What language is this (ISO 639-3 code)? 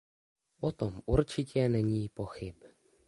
ces